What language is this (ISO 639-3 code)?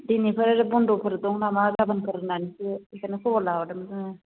brx